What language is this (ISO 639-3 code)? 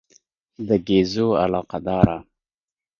pus